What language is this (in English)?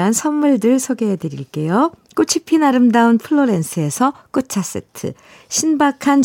Korean